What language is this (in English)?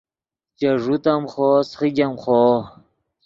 Yidgha